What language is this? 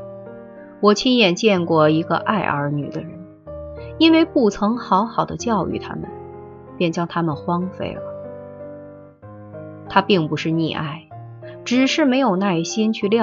Chinese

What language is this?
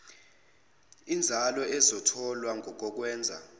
Zulu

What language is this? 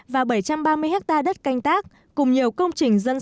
Vietnamese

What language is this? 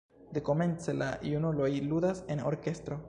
Esperanto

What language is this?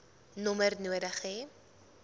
Afrikaans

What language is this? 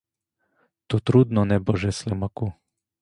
Ukrainian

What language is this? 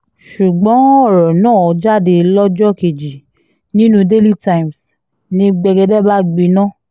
Yoruba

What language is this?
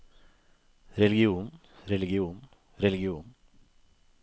Norwegian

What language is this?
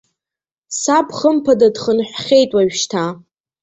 Abkhazian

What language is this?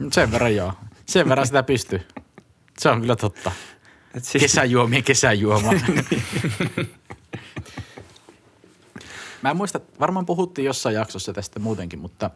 Finnish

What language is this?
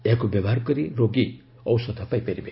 Odia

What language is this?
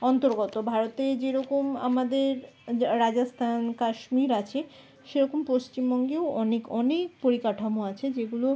Bangla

